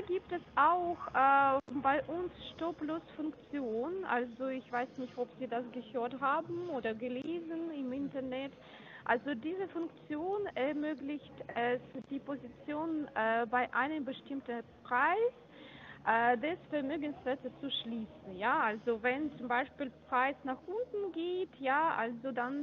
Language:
German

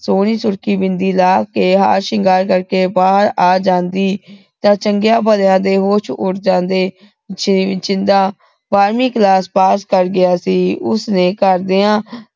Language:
Punjabi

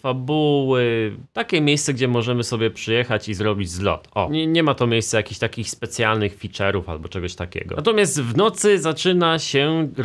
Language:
Polish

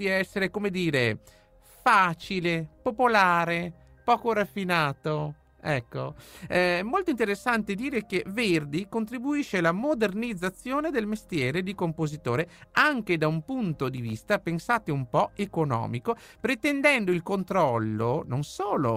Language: Italian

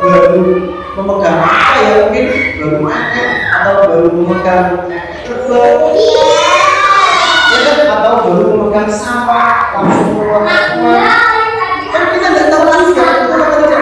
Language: Indonesian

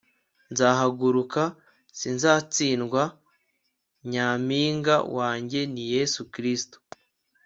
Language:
Kinyarwanda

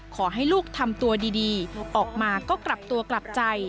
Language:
Thai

